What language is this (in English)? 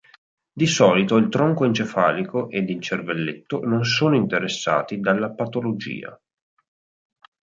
Italian